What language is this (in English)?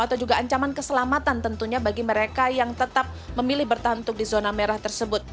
Indonesian